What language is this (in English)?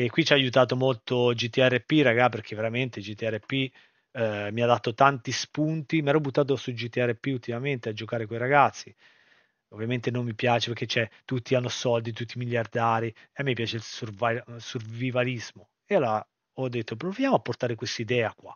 Italian